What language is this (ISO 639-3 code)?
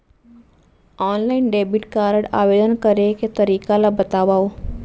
hne